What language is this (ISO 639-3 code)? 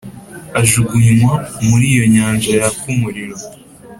kin